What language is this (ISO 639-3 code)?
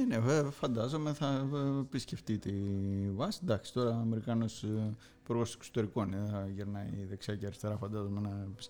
ell